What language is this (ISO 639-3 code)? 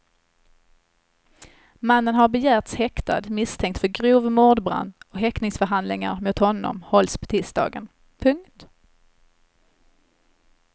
swe